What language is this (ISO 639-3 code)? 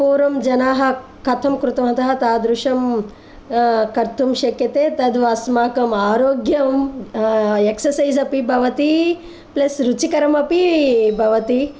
san